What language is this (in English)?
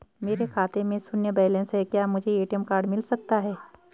Hindi